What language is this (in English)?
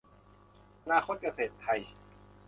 Thai